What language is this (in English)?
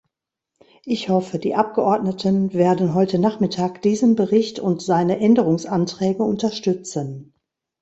German